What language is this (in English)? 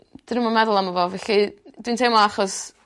Welsh